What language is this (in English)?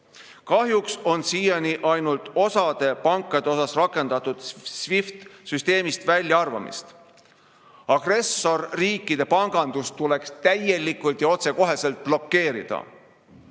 Estonian